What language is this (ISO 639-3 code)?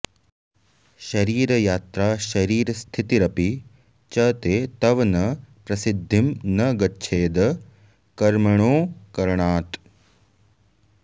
san